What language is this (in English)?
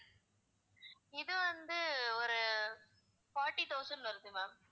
Tamil